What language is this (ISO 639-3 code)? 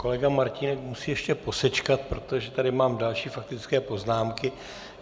ces